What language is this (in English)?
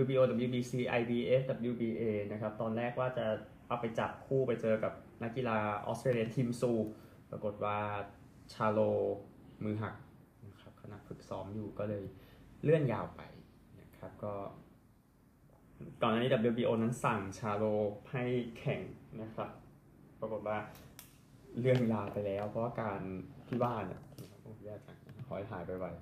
Thai